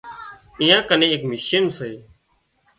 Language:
Wadiyara Koli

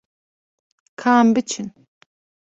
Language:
Kurdish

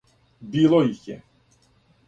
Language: Serbian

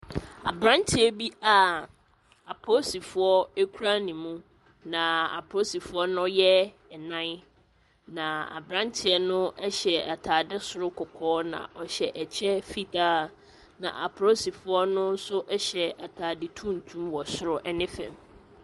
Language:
Akan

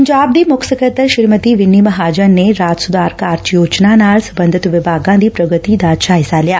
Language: Punjabi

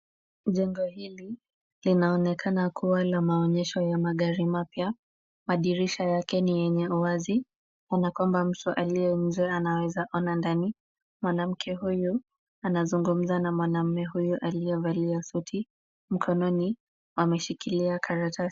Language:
Swahili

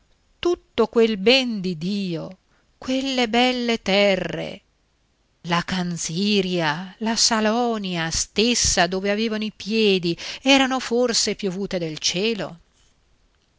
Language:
Italian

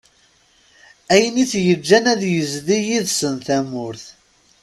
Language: Kabyle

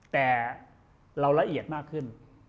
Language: Thai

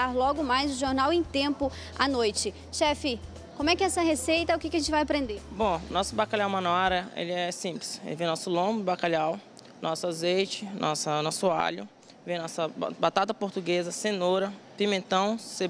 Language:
Portuguese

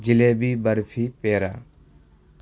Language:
Urdu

